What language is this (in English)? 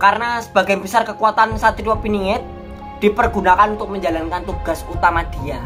Indonesian